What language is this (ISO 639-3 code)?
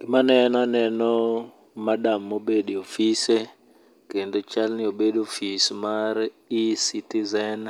luo